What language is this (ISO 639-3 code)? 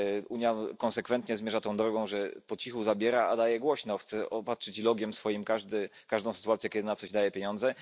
pol